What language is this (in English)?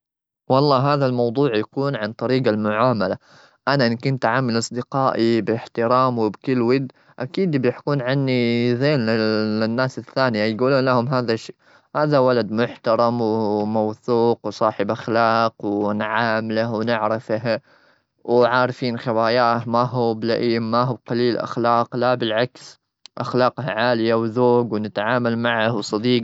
Gulf Arabic